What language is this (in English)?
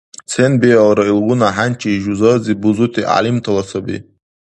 Dargwa